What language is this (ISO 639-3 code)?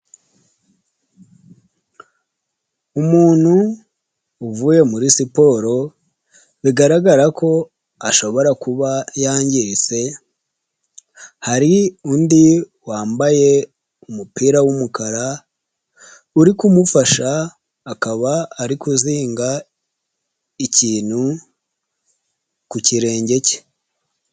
kin